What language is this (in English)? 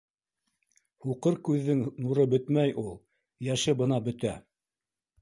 Bashkir